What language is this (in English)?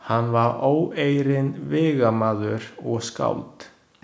Icelandic